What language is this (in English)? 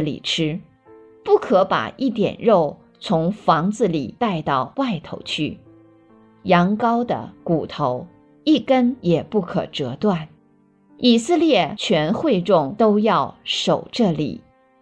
Chinese